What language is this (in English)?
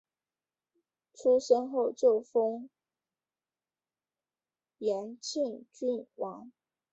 Chinese